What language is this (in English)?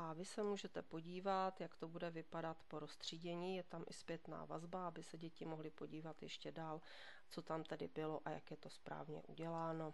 Czech